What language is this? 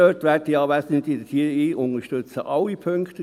Swiss German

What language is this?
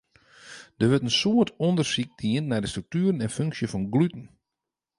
Western Frisian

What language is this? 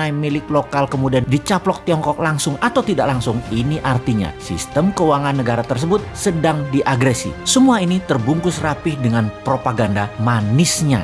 Indonesian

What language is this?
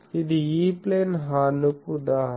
Telugu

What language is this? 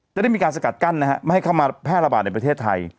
Thai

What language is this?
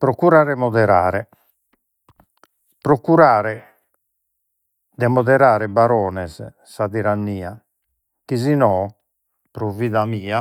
Sardinian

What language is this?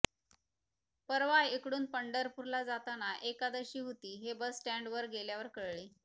Marathi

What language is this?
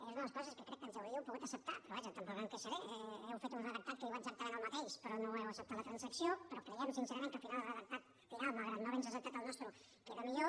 Catalan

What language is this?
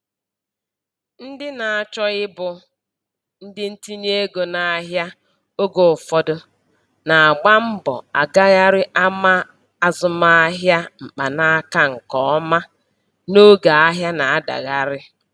Igbo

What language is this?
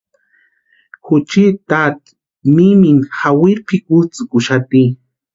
Western Highland Purepecha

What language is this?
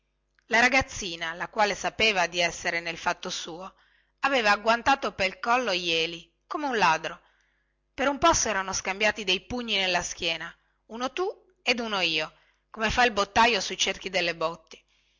Italian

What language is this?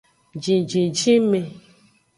Aja (Benin)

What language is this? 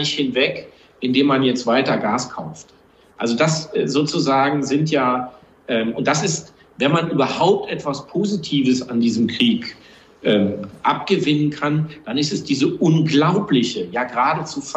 German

